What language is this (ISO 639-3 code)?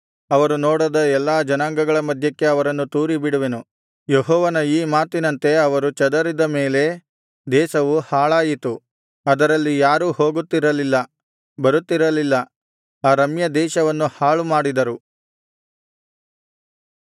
kan